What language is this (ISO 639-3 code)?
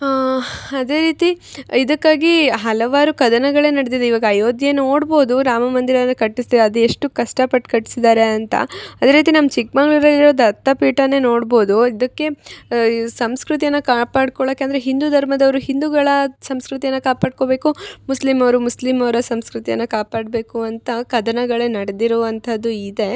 kan